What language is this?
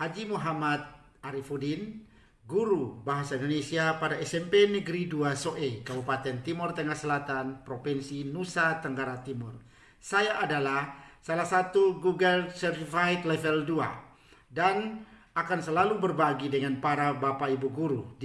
Indonesian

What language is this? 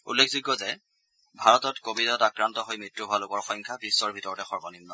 Assamese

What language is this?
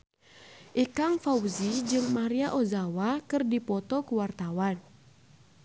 Sundanese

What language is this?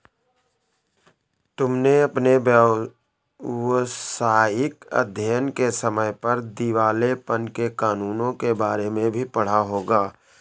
Hindi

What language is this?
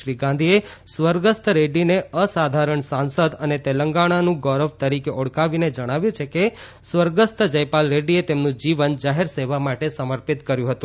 Gujarati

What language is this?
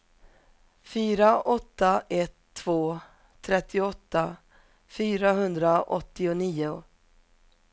Swedish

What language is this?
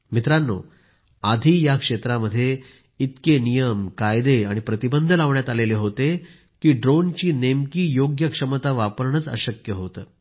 Marathi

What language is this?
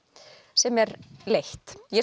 Icelandic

